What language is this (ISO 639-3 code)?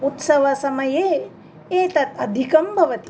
san